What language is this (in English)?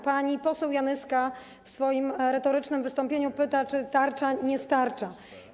Polish